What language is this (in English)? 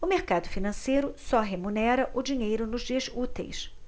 Portuguese